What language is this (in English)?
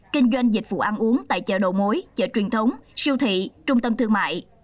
Vietnamese